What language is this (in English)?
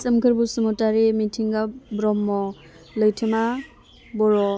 Bodo